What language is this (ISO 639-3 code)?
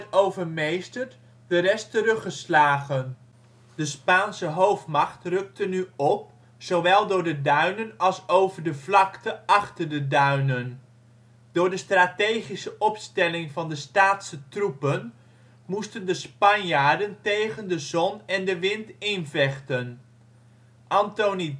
nld